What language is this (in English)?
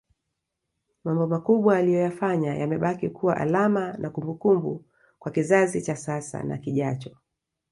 Swahili